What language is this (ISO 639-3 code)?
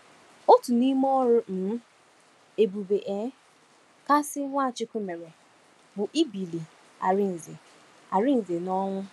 ibo